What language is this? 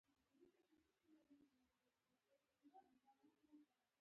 Pashto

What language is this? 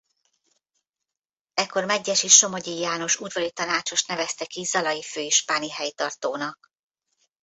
Hungarian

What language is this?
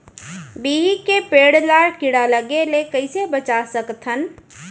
Chhattisgarhi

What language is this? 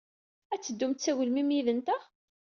Kabyle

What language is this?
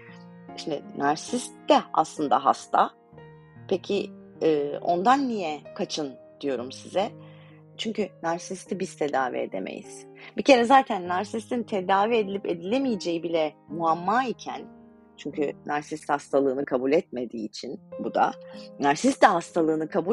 Turkish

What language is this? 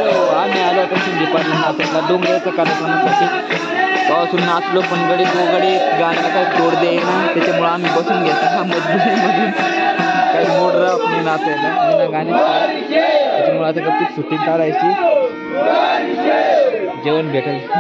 Arabic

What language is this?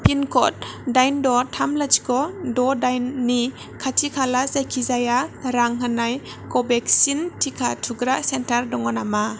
Bodo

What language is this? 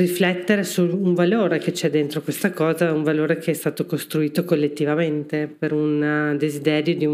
Italian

